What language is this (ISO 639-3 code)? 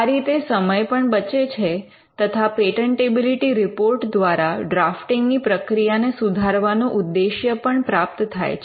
guj